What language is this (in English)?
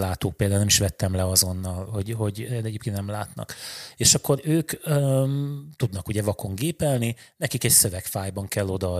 Hungarian